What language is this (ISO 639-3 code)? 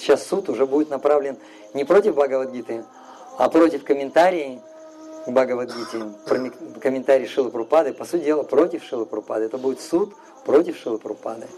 rus